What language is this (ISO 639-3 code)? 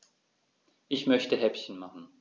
deu